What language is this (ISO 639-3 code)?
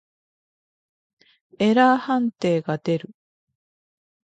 jpn